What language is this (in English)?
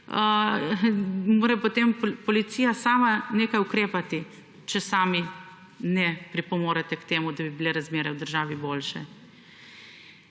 Slovenian